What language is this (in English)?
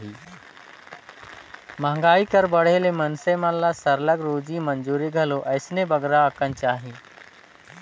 Chhattisgarhi